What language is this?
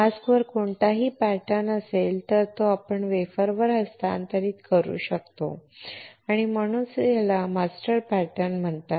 Marathi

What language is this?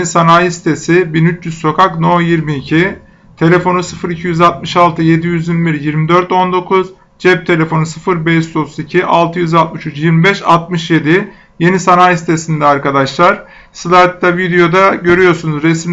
Turkish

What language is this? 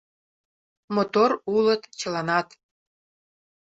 Mari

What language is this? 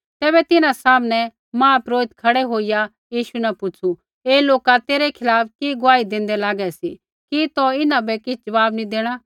Kullu Pahari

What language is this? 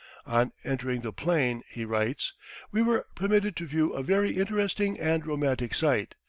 English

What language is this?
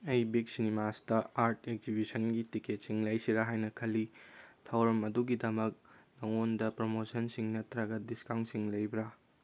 Manipuri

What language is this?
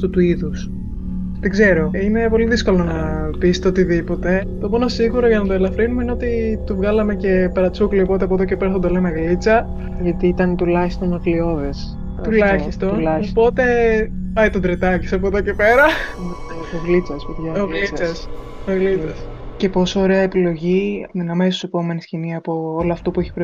Greek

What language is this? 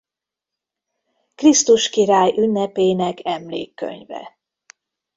Hungarian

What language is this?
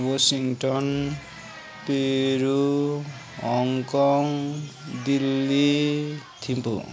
Nepali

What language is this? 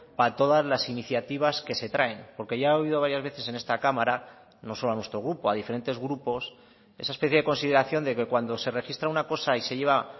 Spanish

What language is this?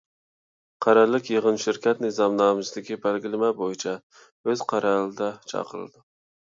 Uyghur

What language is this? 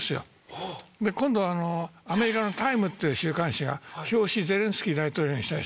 Japanese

